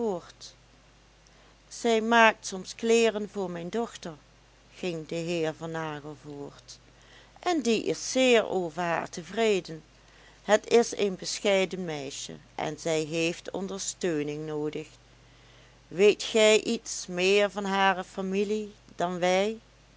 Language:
Dutch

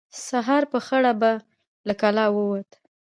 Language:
Pashto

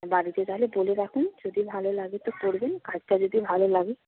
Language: Bangla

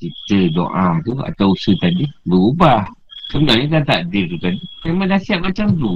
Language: Malay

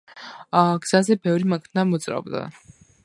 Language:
Georgian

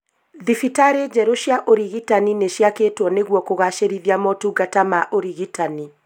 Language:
Kikuyu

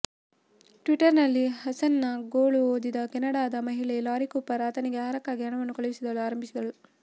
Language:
Kannada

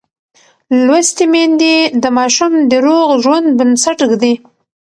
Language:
Pashto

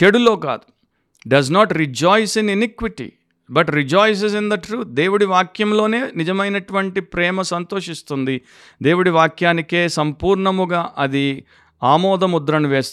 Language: Telugu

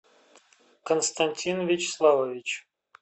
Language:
Russian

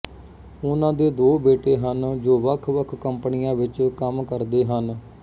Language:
Punjabi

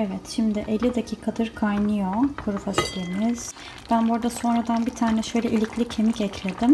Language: Turkish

